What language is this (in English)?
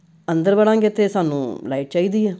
Punjabi